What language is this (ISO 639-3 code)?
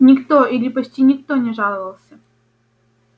rus